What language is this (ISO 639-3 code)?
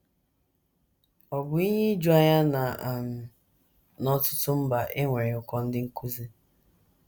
ibo